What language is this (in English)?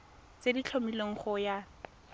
Tswana